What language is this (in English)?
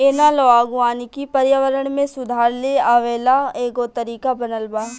Bhojpuri